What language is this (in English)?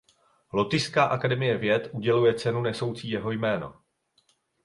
Czech